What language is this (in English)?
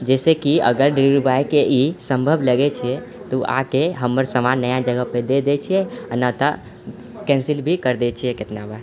Maithili